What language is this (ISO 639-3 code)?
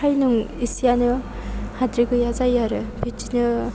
brx